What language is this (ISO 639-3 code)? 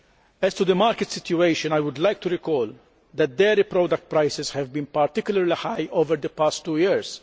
eng